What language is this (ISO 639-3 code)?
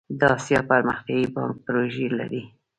pus